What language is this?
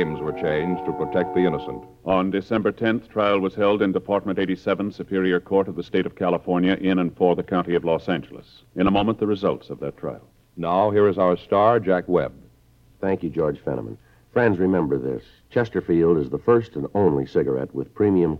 English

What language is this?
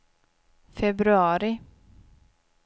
Swedish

